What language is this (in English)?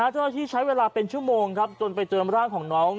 Thai